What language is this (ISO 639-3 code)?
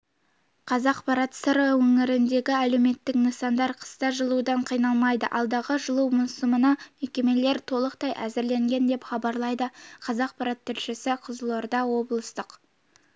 kaz